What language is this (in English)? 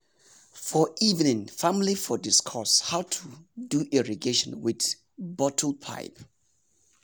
Nigerian Pidgin